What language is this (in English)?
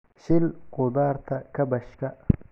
Somali